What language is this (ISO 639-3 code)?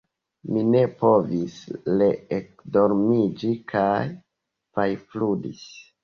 epo